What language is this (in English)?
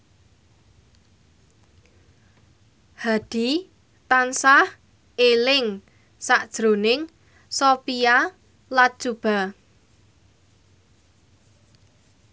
Javanese